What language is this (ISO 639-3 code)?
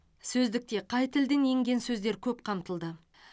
kaz